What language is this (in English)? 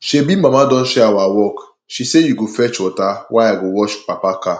Nigerian Pidgin